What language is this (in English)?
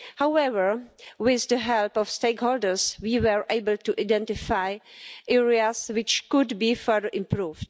English